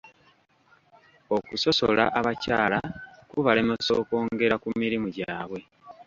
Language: Ganda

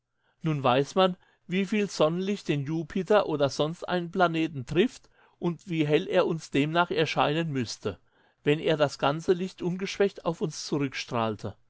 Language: German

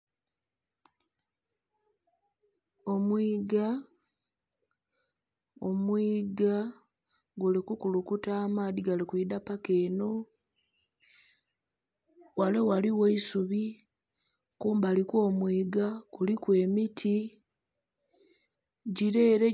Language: Soga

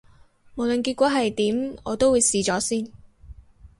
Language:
Cantonese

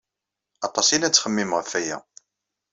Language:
Kabyle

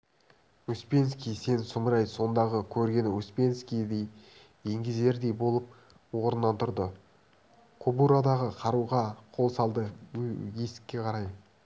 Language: Kazakh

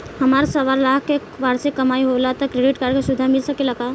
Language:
Bhojpuri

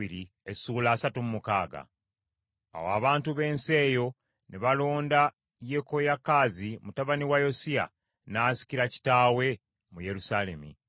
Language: Ganda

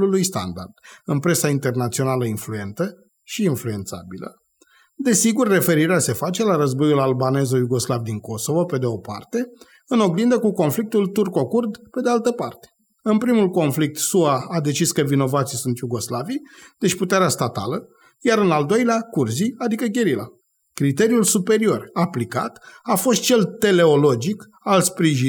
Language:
Romanian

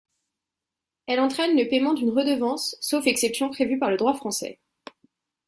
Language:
French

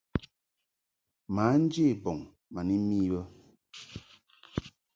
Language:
Mungaka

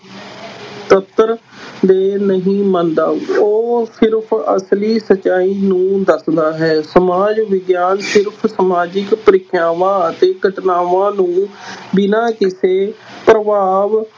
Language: Punjabi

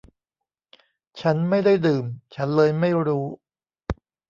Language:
Thai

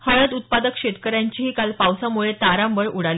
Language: Marathi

